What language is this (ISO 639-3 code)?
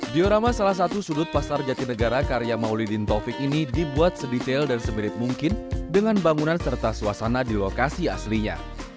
ind